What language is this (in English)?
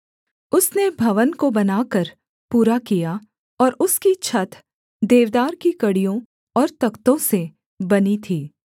Hindi